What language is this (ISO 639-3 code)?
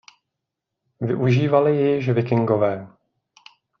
ces